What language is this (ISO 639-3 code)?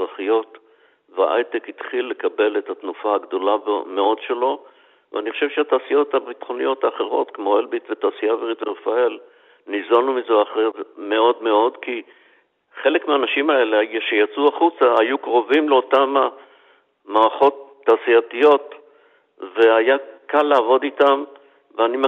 heb